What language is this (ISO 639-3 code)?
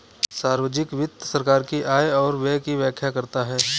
hin